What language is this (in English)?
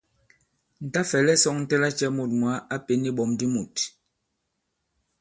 Bankon